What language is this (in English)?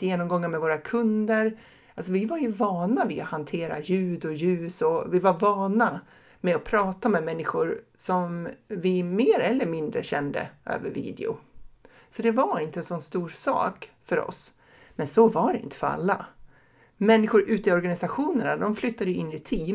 Swedish